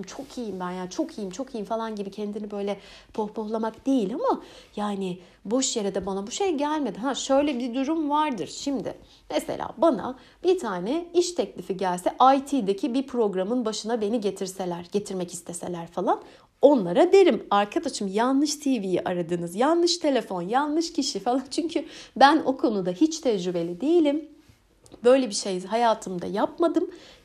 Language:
Turkish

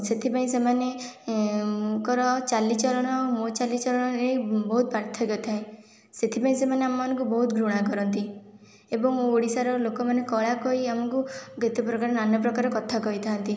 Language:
Odia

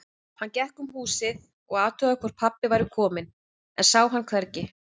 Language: Icelandic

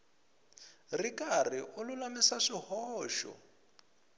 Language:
Tsonga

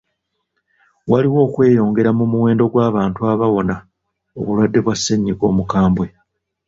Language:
Ganda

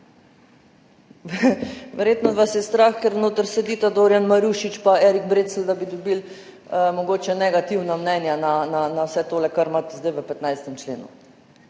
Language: Slovenian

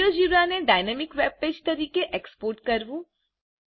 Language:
Gujarati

